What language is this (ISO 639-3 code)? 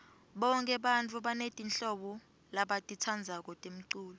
ssw